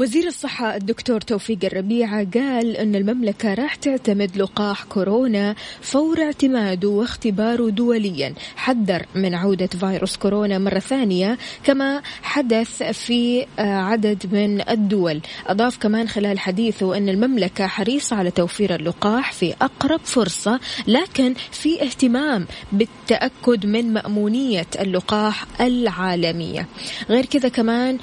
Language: Arabic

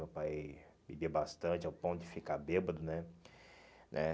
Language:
Portuguese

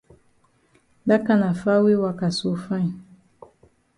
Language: Cameroon Pidgin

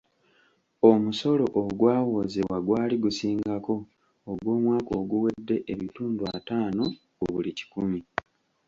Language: Ganda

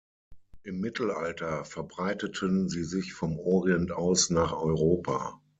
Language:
German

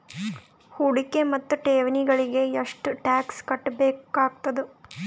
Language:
Kannada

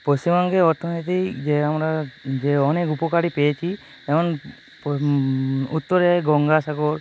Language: Bangla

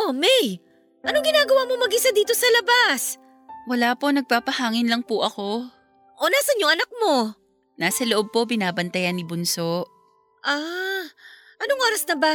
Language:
Filipino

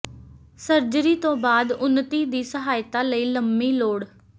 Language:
Punjabi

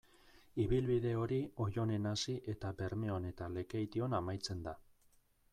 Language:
Basque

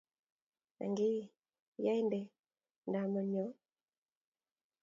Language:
Kalenjin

